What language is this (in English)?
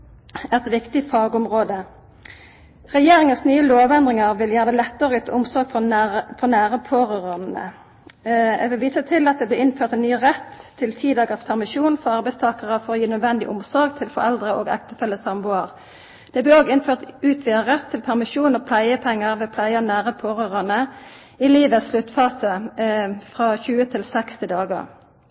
Norwegian Nynorsk